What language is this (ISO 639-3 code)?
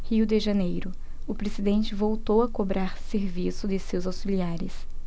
por